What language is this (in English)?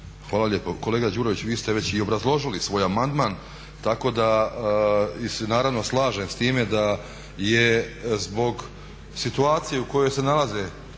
Croatian